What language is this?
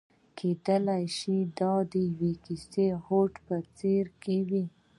Pashto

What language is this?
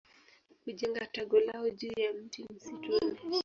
Swahili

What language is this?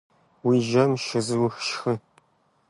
Kabardian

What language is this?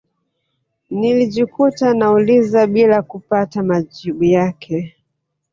Swahili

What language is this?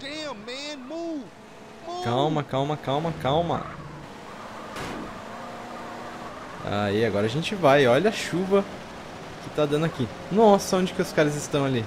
Portuguese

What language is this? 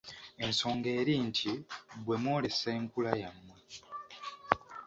Ganda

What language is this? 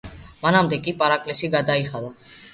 Georgian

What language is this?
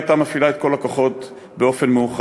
Hebrew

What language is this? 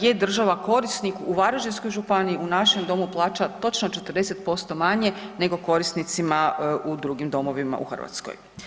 Croatian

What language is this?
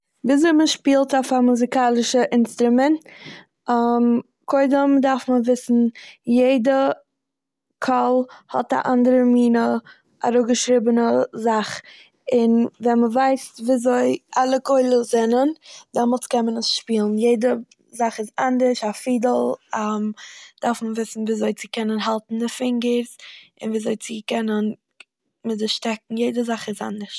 Yiddish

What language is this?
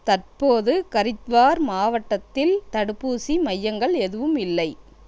Tamil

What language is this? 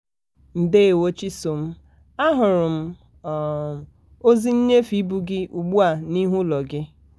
Igbo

